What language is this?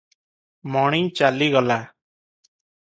Odia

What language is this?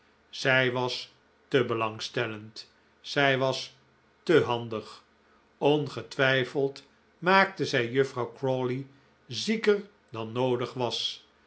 Dutch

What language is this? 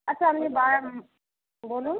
Bangla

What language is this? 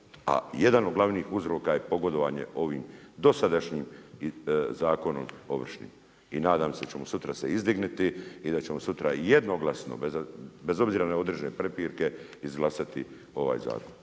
Croatian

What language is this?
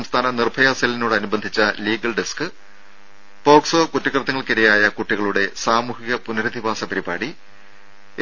Malayalam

